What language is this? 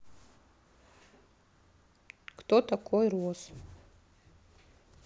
Russian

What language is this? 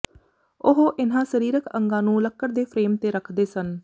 Punjabi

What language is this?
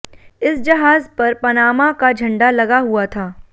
Hindi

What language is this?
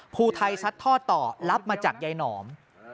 Thai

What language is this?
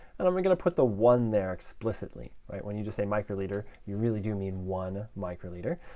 English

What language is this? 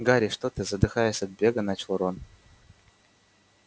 Russian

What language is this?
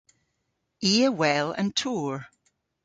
Cornish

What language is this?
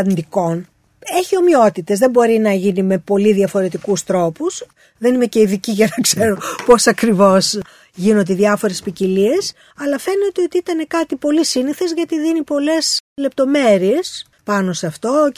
Greek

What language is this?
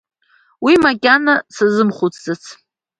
Abkhazian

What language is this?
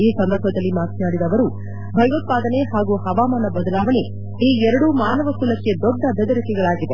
Kannada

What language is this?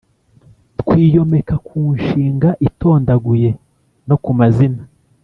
Kinyarwanda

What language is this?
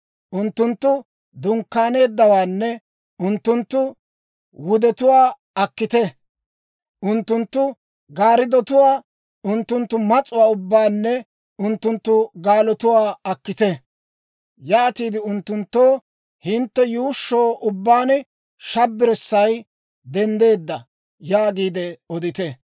Dawro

